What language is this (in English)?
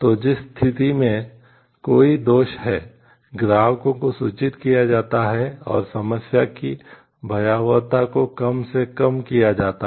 Hindi